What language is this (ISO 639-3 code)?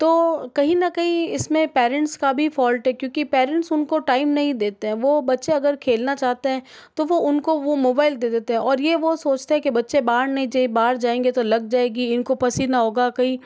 hin